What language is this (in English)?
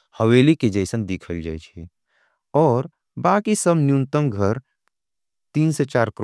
Angika